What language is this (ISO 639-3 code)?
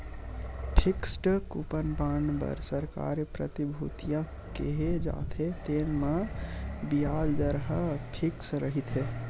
hne